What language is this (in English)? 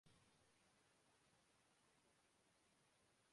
Urdu